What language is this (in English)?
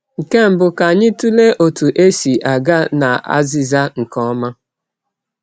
Igbo